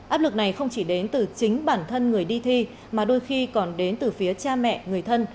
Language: Vietnamese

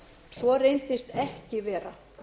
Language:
Icelandic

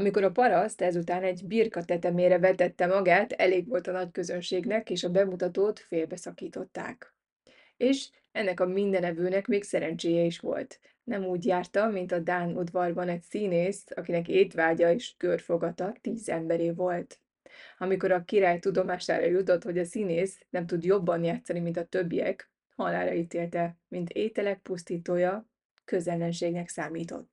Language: Hungarian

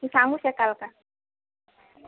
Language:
Marathi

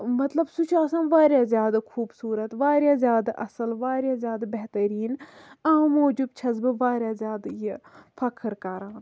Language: Kashmiri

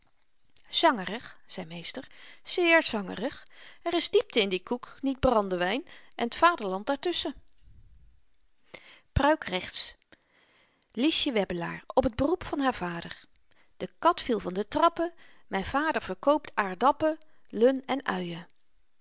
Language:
Dutch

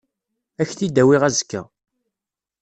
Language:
Kabyle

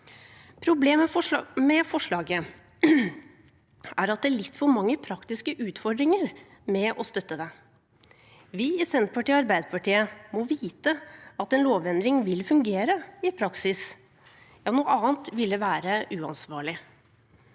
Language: Norwegian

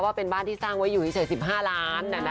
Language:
Thai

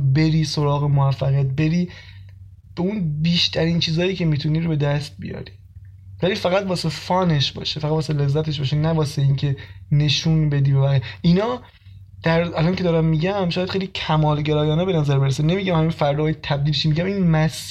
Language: Persian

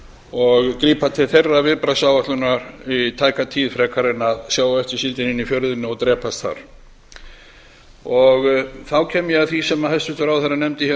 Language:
Icelandic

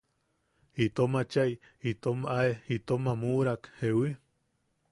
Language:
Yaqui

